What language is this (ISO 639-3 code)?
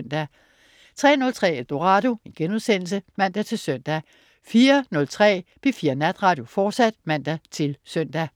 dan